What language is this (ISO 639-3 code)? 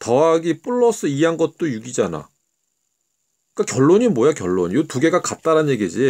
kor